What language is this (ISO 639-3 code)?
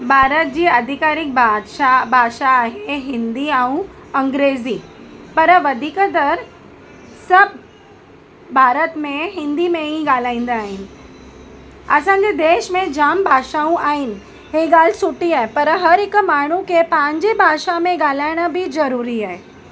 snd